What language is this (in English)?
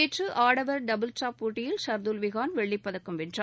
Tamil